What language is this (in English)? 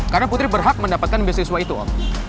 Indonesian